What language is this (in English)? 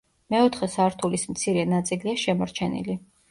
Georgian